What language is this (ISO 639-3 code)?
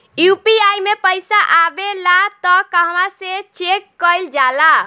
bho